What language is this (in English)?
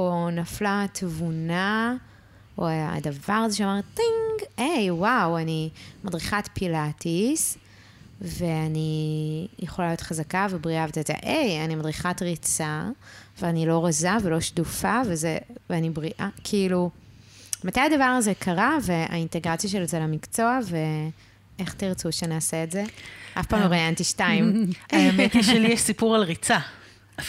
Hebrew